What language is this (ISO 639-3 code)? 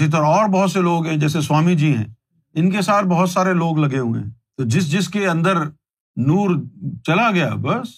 urd